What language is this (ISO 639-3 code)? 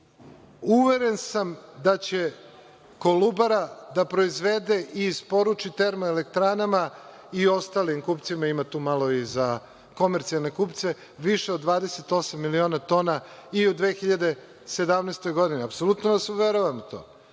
srp